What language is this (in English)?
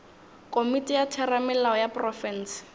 Northern Sotho